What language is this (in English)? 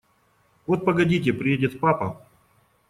Russian